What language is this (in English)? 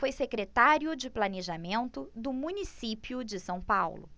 Portuguese